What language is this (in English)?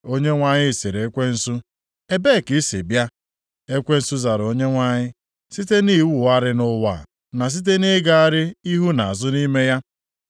Igbo